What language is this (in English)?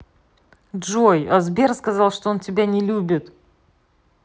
Russian